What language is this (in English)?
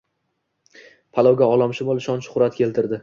Uzbek